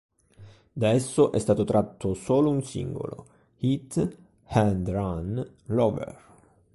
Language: Italian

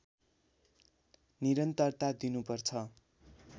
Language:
Nepali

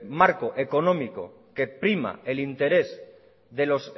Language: Spanish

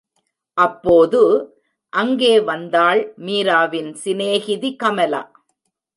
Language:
Tamil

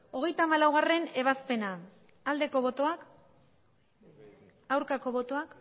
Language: Basque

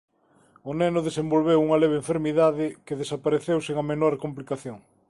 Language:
Galician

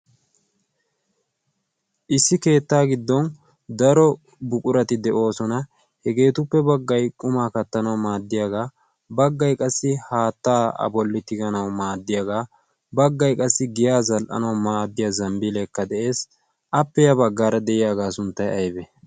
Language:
Wolaytta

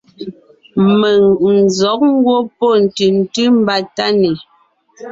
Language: Ngiemboon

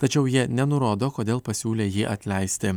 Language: Lithuanian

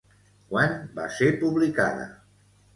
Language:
Catalan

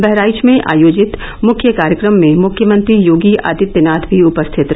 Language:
Hindi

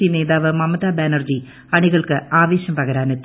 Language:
Malayalam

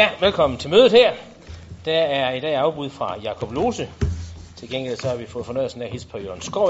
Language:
Danish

